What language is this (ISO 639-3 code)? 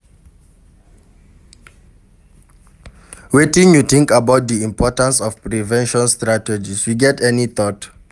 pcm